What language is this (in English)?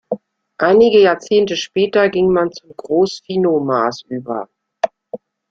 German